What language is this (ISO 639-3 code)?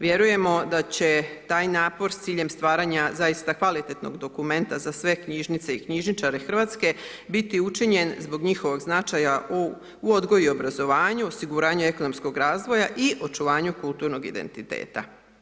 hrv